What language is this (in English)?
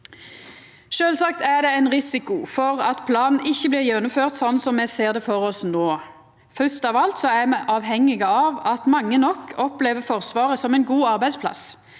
Norwegian